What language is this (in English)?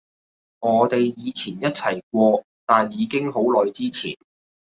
Cantonese